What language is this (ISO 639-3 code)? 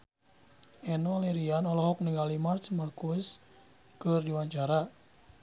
sun